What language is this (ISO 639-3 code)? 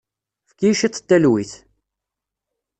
kab